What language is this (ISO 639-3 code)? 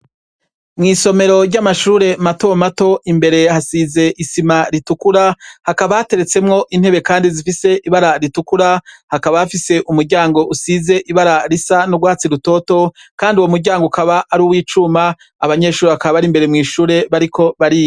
run